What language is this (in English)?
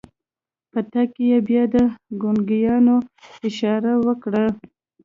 Pashto